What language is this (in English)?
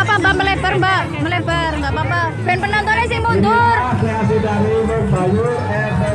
Indonesian